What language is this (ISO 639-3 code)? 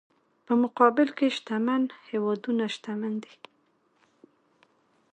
pus